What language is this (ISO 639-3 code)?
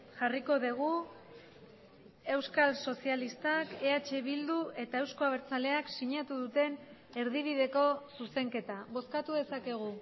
eus